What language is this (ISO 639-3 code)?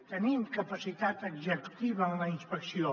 cat